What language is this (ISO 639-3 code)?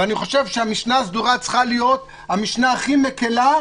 heb